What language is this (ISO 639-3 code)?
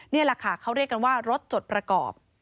tha